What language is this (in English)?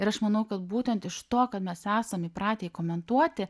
Lithuanian